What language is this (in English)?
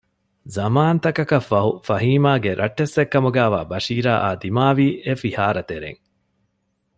Divehi